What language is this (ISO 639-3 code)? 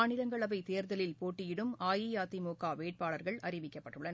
tam